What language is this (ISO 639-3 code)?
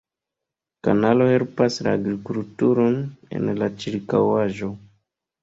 epo